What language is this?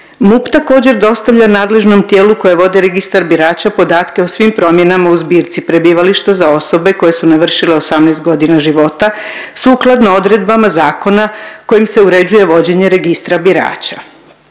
Croatian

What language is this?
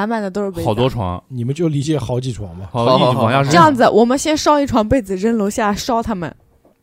Chinese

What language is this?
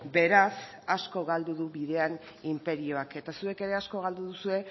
Basque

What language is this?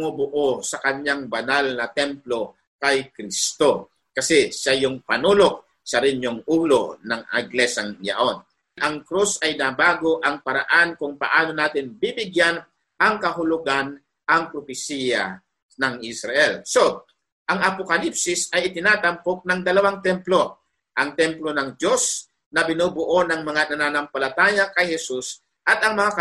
Filipino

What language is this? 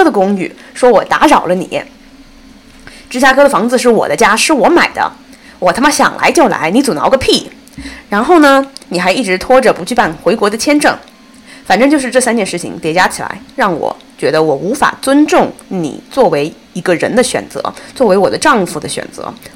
Chinese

